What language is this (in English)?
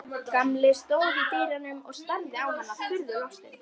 Icelandic